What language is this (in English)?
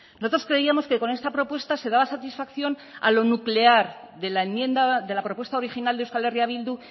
Spanish